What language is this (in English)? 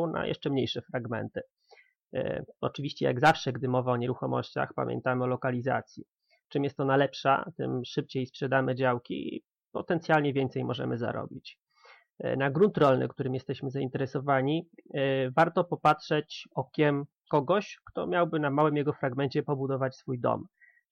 Polish